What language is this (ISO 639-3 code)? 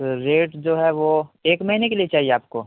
urd